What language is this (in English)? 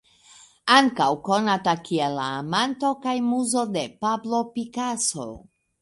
Esperanto